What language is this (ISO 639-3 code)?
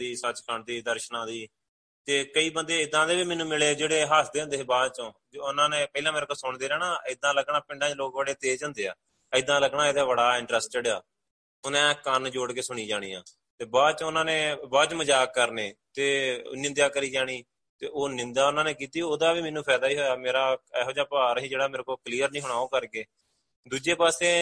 pan